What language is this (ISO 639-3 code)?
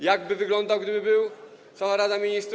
pol